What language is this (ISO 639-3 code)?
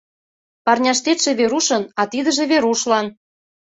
chm